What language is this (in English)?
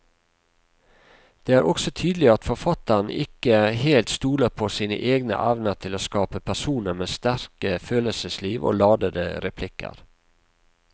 Norwegian